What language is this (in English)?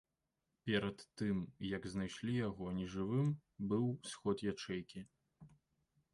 Belarusian